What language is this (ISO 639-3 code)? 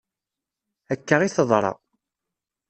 kab